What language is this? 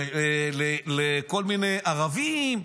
Hebrew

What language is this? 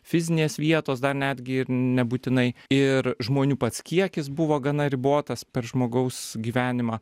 Lithuanian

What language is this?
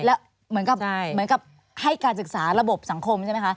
Thai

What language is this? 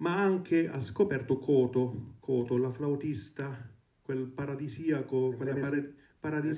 Italian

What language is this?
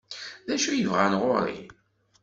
Kabyle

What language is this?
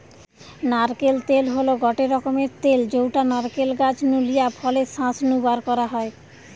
Bangla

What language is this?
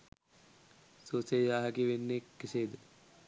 Sinhala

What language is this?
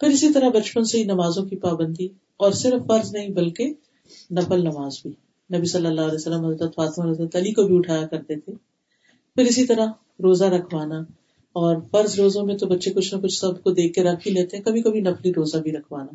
Urdu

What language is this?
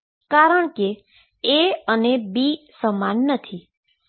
Gujarati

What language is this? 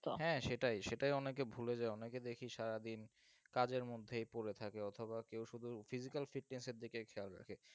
Bangla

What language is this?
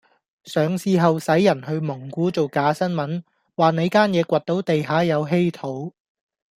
Cantonese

